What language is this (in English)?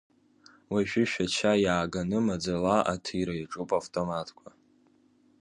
Abkhazian